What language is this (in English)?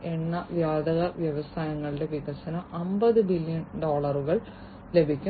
Malayalam